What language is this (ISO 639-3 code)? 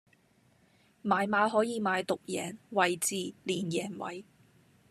yue